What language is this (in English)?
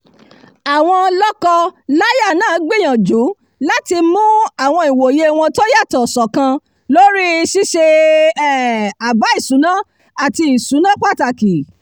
Yoruba